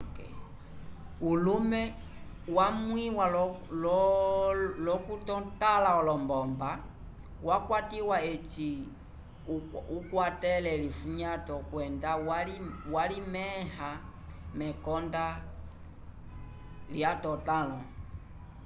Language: Umbundu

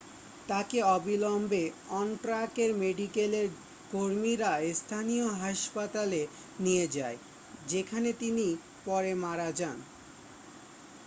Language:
Bangla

